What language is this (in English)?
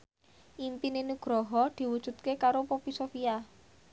Javanese